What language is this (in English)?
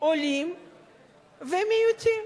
Hebrew